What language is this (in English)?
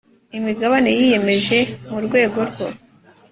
Kinyarwanda